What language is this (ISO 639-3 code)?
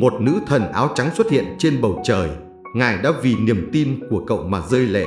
vie